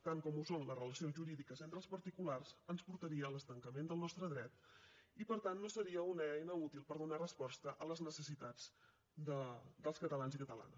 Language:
Catalan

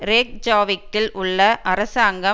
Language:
Tamil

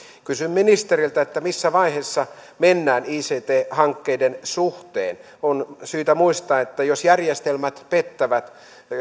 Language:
Finnish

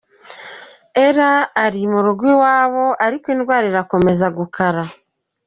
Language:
Kinyarwanda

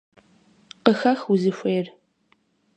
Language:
Kabardian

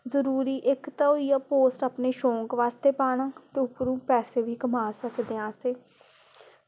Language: Dogri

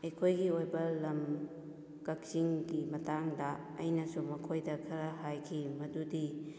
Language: Manipuri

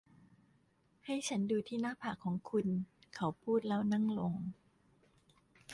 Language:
Thai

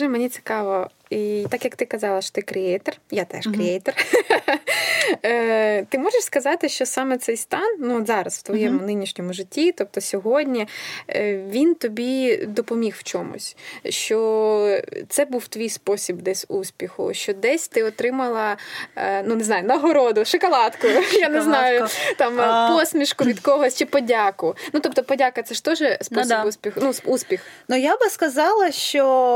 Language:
Ukrainian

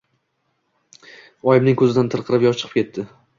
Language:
Uzbek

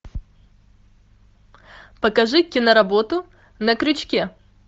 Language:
Russian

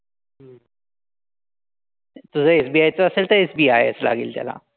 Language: Marathi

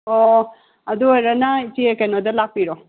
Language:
Manipuri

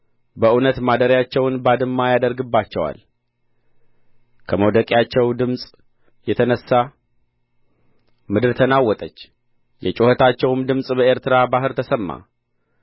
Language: Amharic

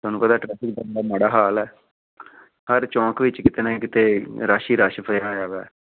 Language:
Punjabi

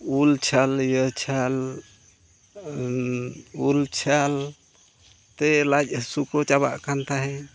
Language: Santali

